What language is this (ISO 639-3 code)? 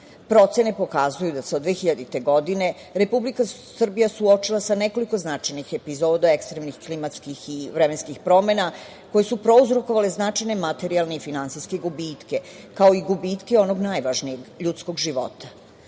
srp